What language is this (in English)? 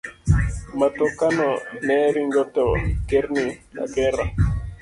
Luo (Kenya and Tanzania)